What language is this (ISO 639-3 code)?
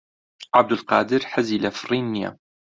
ckb